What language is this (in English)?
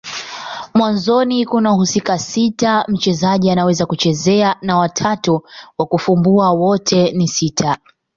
Swahili